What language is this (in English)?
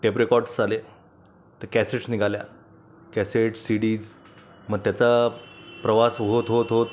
Marathi